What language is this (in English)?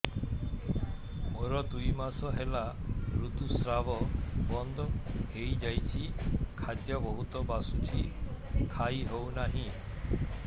Odia